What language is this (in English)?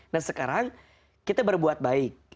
Indonesian